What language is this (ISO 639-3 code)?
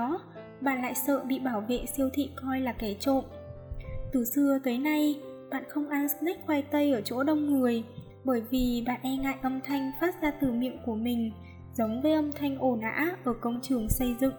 vie